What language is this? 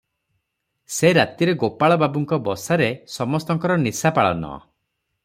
Odia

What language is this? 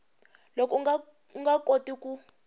Tsonga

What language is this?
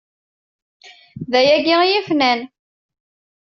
Kabyle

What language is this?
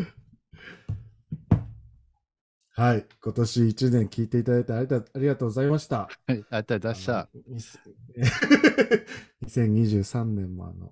Japanese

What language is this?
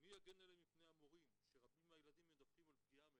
Hebrew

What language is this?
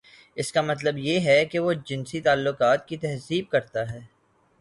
Urdu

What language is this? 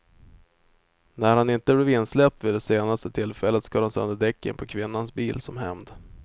Swedish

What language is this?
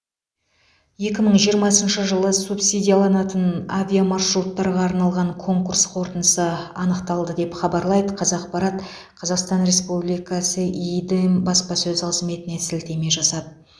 Kazakh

